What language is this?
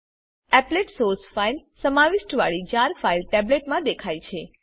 Gujarati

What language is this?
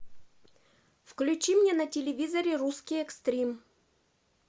Russian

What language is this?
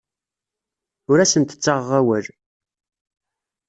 Kabyle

